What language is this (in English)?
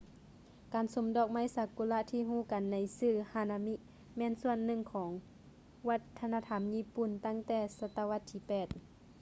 Lao